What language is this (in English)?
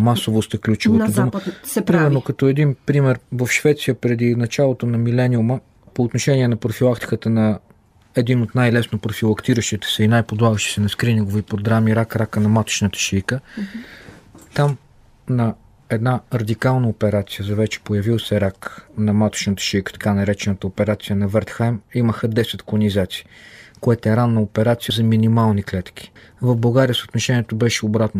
Bulgarian